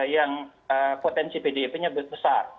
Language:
Indonesian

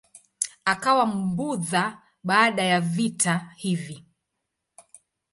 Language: Swahili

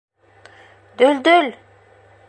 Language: Bashkir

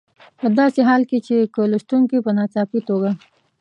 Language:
Pashto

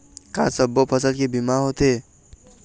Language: Chhattisgarhi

